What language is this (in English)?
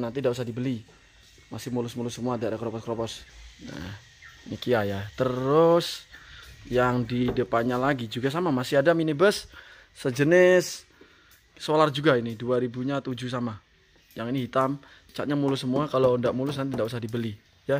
Indonesian